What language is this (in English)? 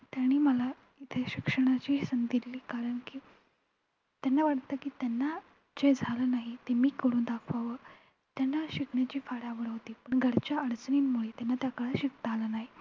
Marathi